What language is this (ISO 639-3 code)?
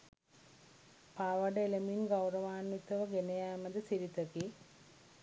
sin